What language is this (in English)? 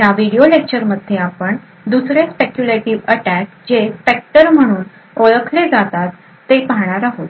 Marathi